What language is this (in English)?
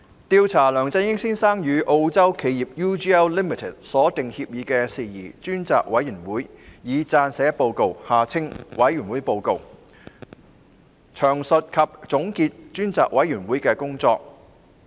Cantonese